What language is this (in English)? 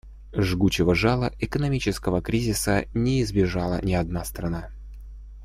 Russian